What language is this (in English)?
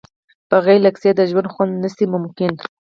Pashto